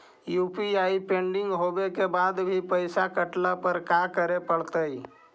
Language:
Magahi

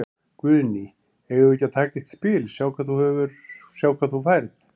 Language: Icelandic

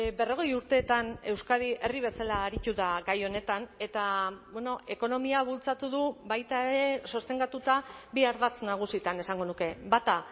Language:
Basque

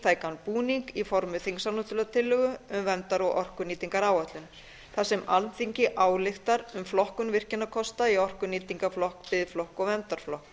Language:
Icelandic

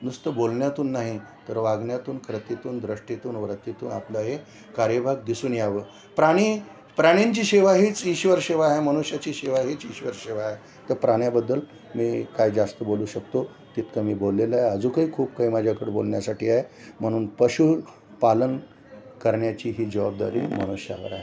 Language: Marathi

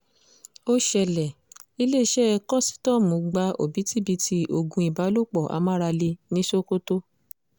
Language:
Yoruba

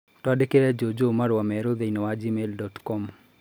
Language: Kikuyu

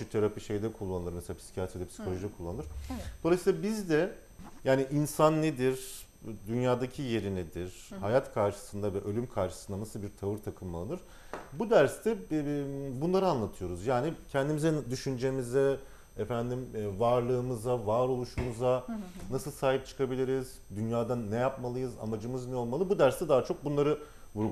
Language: Turkish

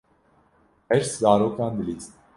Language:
Kurdish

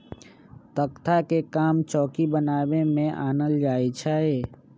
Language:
Magahi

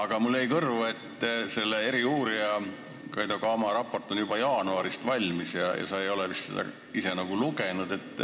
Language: Estonian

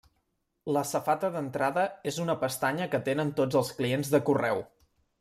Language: Catalan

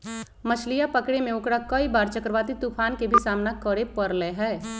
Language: Magahi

